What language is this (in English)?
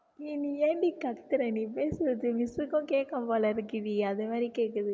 Tamil